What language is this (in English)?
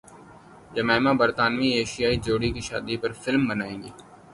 Urdu